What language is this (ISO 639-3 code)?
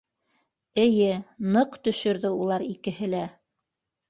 bak